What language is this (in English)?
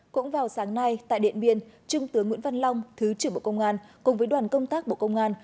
Vietnamese